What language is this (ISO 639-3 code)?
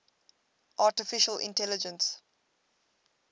eng